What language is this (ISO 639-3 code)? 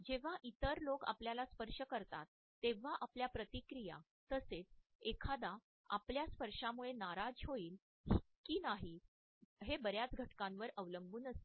mar